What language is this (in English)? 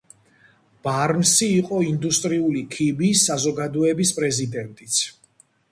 Georgian